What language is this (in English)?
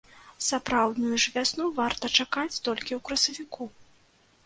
Belarusian